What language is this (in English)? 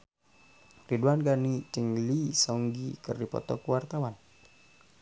Sundanese